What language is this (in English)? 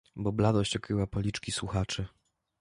Polish